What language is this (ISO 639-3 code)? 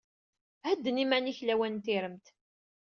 kab